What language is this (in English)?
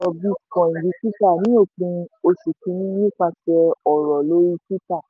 Yoruba